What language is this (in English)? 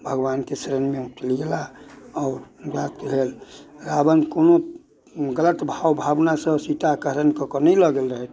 Maithili